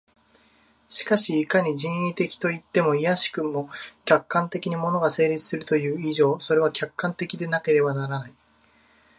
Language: Japanese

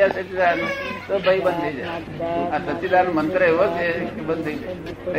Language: Gujarati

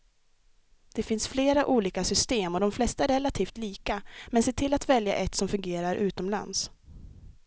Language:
Swedish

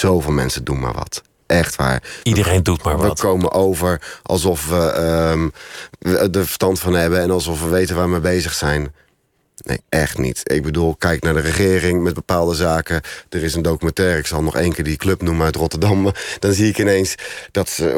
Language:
Dutch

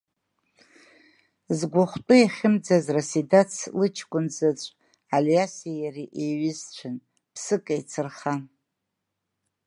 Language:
Abkhazian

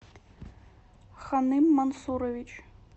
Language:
Russian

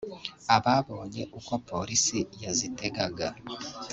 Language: Kinyarwanda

